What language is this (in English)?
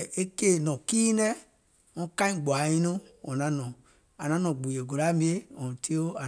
Gola